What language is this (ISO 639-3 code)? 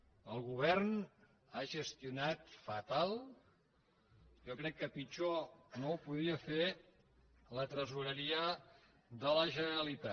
cat